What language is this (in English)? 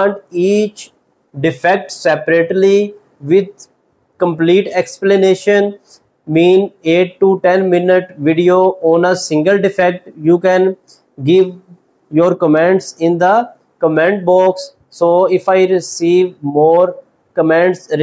English